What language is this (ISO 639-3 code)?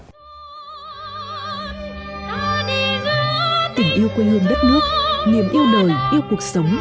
vie